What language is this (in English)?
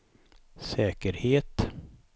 Swedish